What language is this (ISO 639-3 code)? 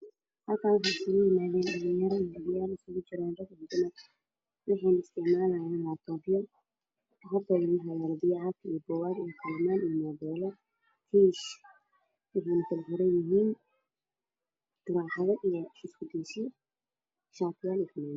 som